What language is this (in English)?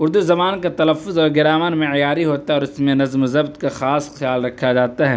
Urdu